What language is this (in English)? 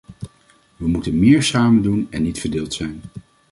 Dutch